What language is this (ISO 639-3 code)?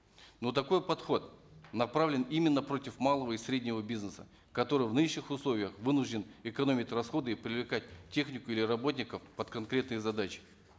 kaz